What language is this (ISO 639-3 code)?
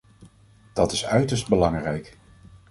nld